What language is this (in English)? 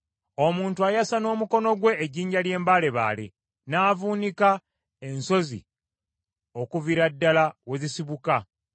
Ganda